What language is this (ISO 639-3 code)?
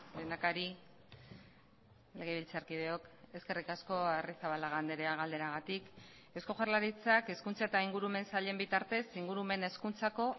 eus